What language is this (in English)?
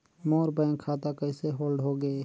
Chhattisgarhi